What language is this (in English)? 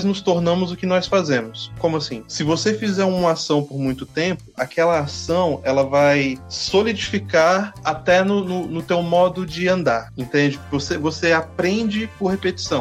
Portuguese